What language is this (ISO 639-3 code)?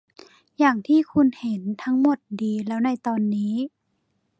tha